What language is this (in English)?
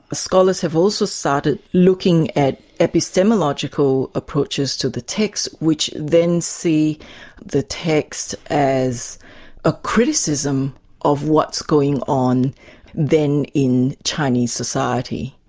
English